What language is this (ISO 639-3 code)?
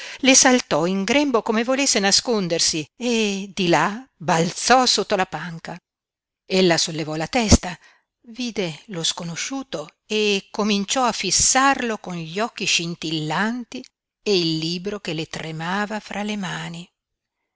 ita